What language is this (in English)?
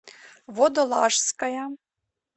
Russian